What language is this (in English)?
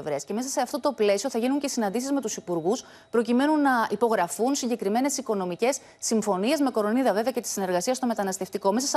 Greek